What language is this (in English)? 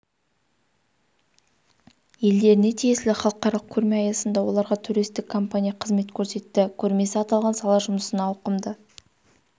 Kazakh